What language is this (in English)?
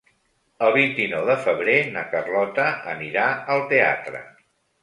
Catalan